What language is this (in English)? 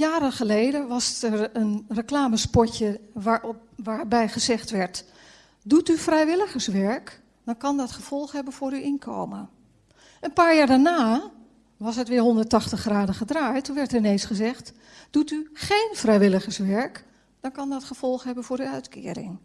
Dutch